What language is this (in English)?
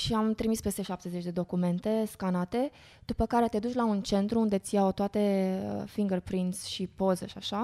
Romanian